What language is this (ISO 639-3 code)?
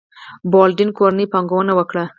pus